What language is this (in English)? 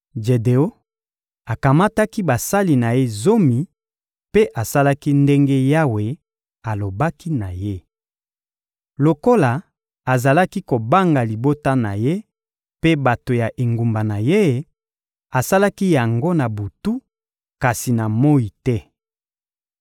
Lingala